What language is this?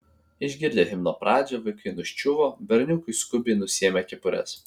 Lithuanian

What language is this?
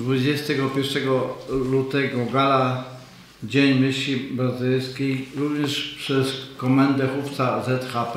Polish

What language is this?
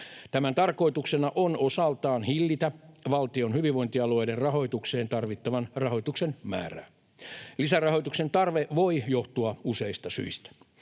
Finnish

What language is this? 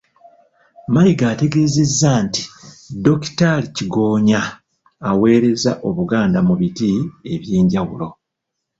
Ganda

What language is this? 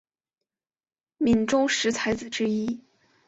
Chinese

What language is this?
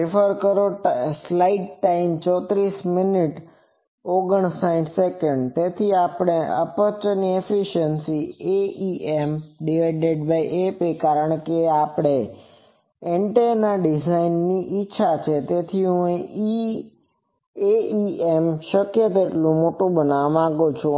Gujarati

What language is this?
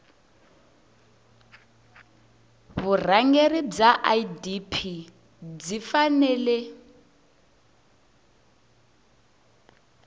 Tsonga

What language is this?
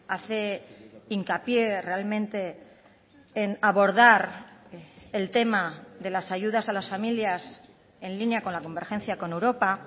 Spanish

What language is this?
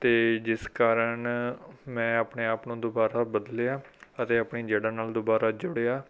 Punjabi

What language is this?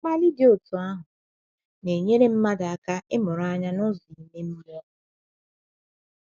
Igbo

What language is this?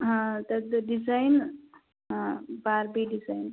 Sanskrit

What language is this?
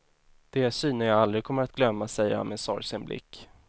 Swedish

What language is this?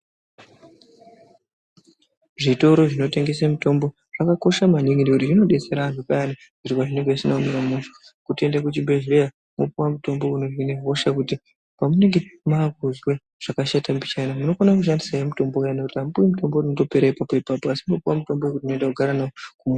Ndau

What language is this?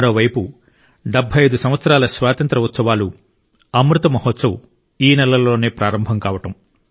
Telugu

